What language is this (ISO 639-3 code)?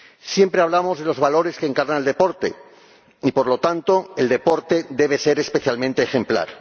spa